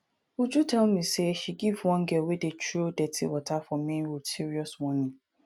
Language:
Nigerian Pidgin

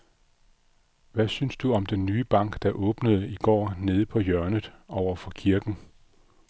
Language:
Danish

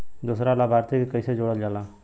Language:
Bhojpuri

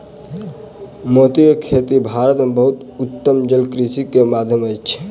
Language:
Maithili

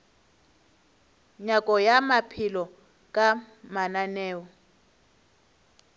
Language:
Northern Sotho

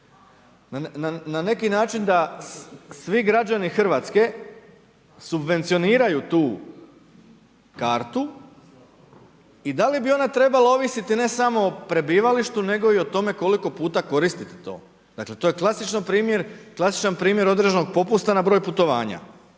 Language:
Croatian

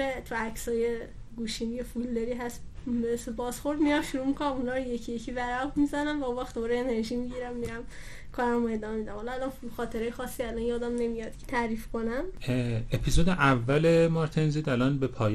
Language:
Persian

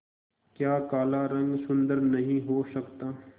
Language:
Hindi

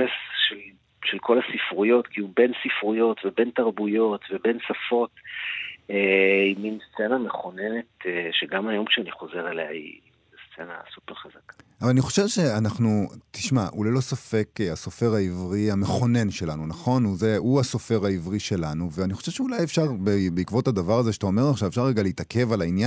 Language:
Hebrew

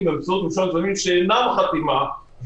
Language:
Hebrew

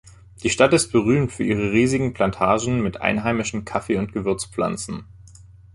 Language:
German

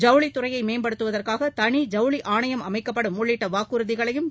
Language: Tamil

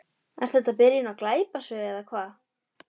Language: Icelandic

